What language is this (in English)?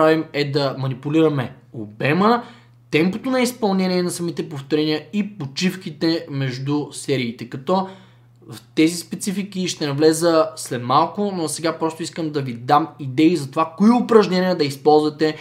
Bulgarian